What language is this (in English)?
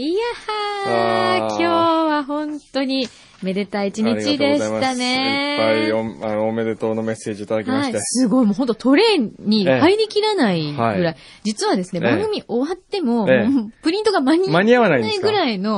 Japanese